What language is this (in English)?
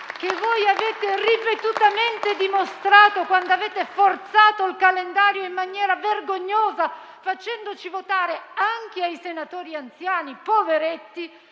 Italian